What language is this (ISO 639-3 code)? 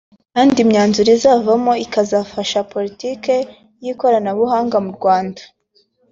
kin